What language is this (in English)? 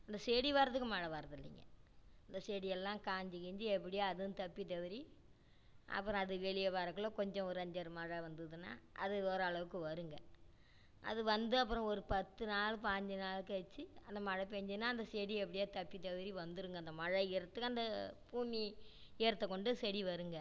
Tamil